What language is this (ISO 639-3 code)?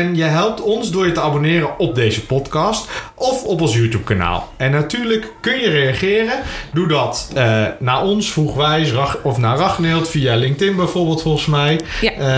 nld